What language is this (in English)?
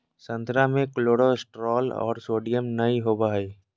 Magahi